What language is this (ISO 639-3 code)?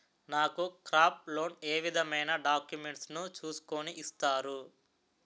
tel